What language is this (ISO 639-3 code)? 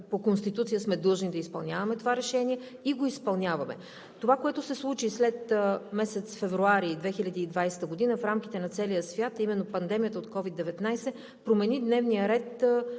bul